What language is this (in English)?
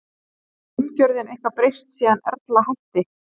Icelandic